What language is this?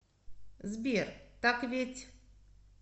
Russian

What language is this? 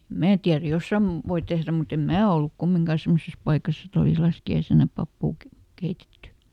Finnish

